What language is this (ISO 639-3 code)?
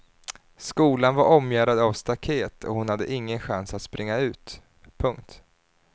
swe